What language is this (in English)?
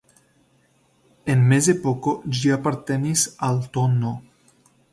Esperanto